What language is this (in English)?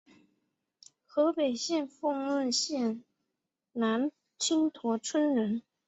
Chinese